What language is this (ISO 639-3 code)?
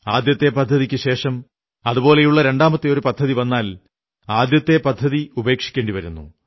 mal